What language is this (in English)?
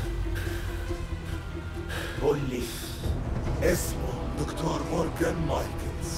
Arabic